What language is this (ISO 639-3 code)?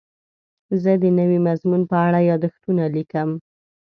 pus